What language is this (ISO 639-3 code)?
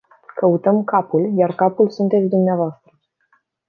ron